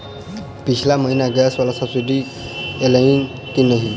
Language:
Maithili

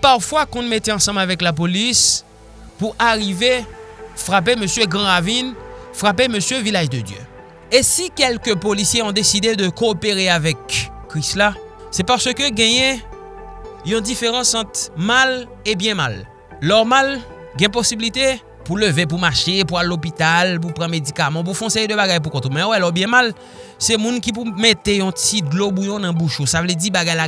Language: French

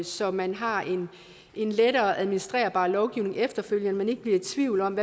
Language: Danish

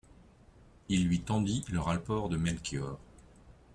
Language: French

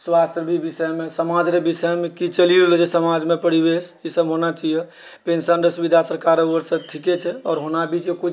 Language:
Maithili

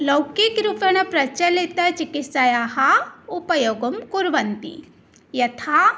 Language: Sanskrit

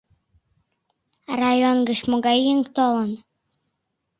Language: Mari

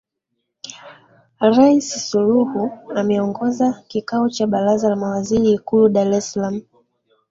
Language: Swahili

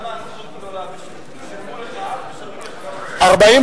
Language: Hebrew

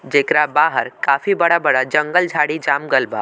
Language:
Bhojpuri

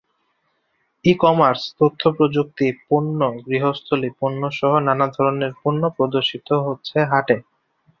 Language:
Bangla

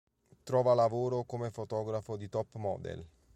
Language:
Italian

